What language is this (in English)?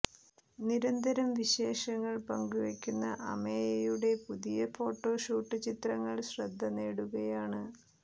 Malayalam